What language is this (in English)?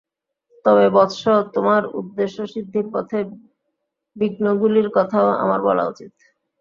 Bangla